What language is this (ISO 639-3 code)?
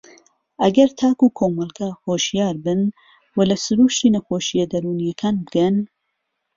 ckb